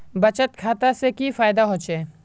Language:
Magahi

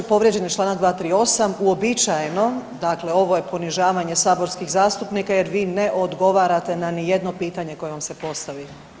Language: Croatian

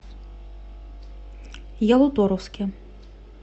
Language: Russian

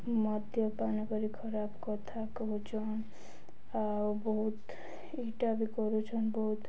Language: Odia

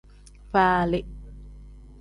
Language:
Tem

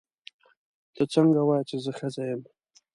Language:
Pashto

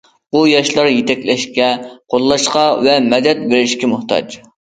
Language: Uyghur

